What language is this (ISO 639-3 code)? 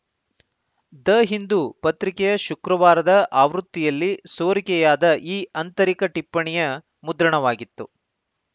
kan